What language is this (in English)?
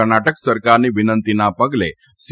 Gujarati